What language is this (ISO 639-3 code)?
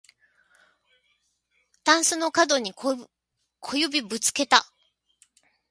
jpn